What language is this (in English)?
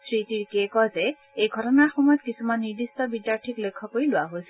Assamese